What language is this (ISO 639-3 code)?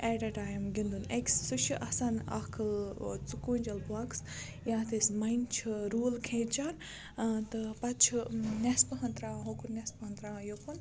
kas